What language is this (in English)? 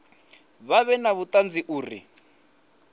Venda